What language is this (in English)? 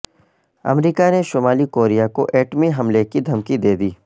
Urdu